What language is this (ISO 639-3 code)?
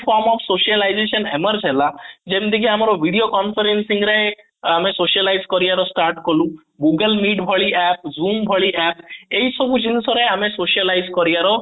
ori